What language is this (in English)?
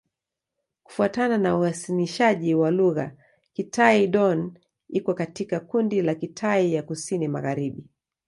Swahili